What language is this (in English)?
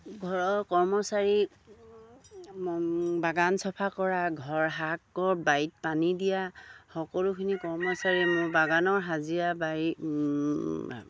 Assamese